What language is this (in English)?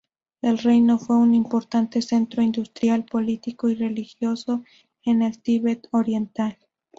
Spanish